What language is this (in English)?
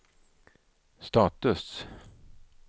Swedish